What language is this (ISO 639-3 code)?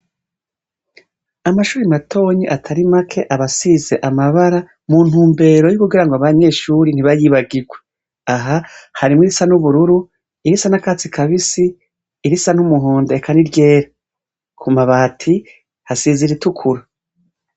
run